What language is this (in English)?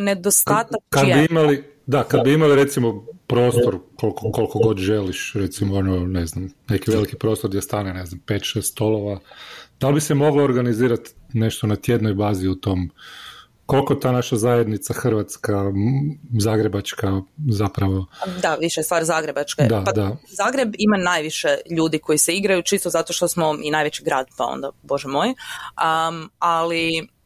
Croatian